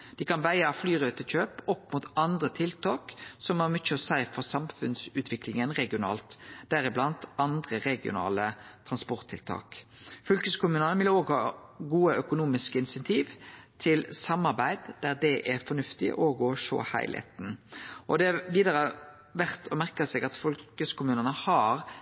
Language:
Norwegian Nynorsk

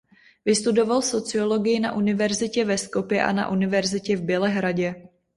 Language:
Czech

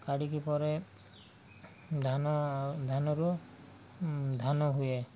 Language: Odia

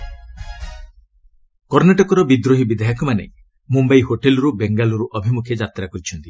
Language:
Odia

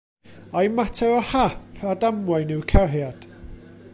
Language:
Welsh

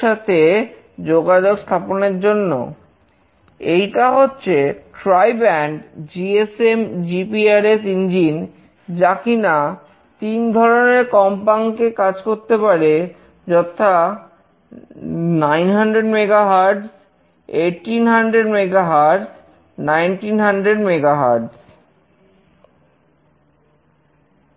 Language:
Bangla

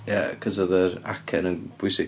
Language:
Welsh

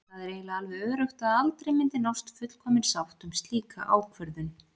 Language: Icelandic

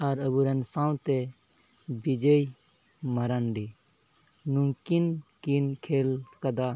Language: Santali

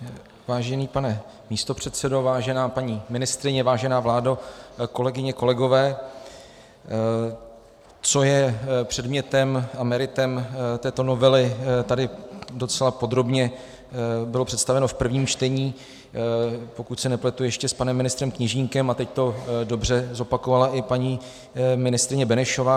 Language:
Czech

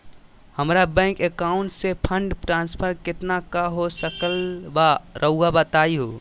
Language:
Magahi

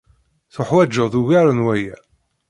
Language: Kabyle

